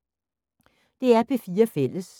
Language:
Danish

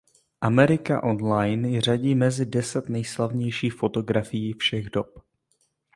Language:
Czech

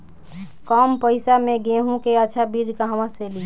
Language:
Bhojpuri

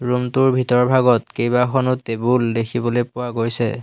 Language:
Assamese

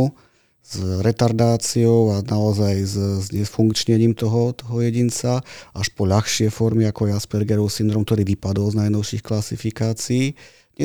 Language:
Slovak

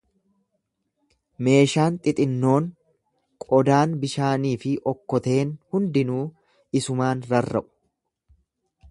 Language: Oromo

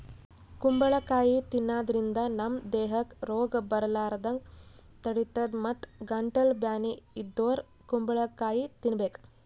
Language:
Kannada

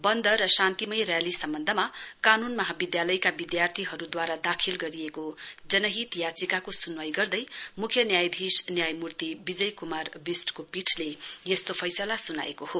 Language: Nepali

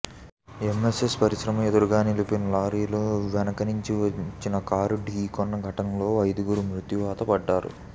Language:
Telugu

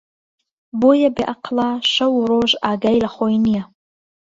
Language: Central Kurdish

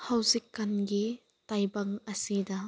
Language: Manipuri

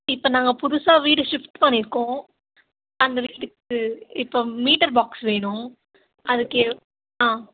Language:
Tamil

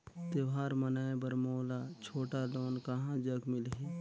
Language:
Chhattisgarhi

